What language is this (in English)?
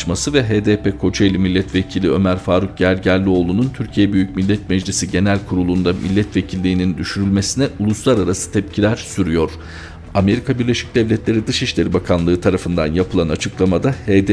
Turkish